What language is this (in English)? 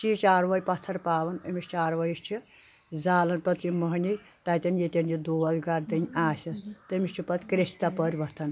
Kashmiri